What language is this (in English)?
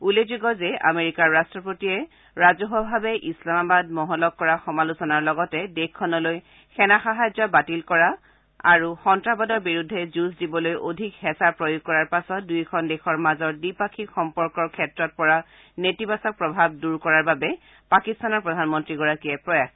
Assamese